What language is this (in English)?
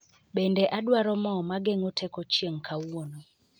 Luo (Kenya and Tanzania)